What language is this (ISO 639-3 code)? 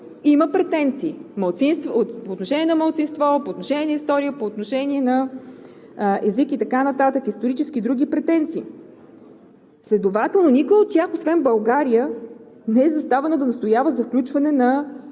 bul